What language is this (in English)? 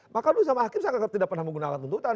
Indonesian